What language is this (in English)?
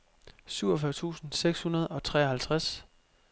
Danish